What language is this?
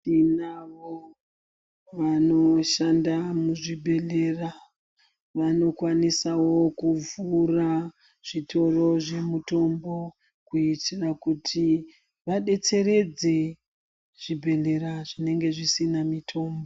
Ndau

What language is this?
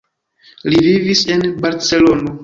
Esperanto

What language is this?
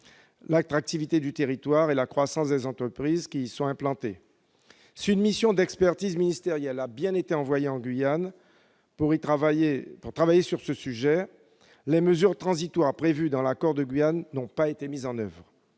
French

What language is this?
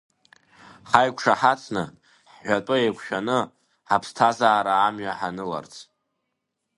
Abkhazian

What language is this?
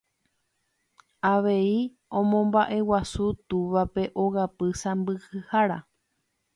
Guarani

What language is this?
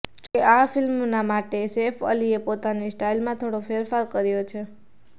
Gujarati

